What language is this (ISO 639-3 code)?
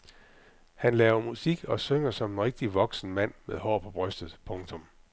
dan